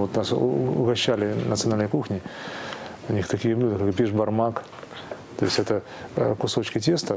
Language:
Russian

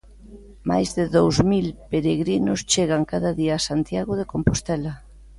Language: Galician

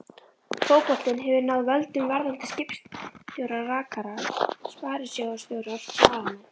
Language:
Icelandic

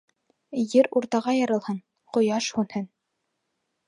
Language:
Bashkir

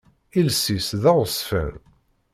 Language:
Kabyle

